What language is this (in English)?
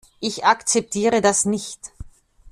German